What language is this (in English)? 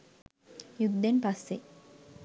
Sinhala